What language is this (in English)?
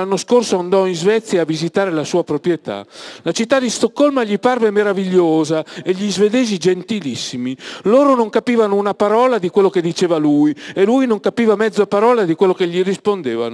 Italian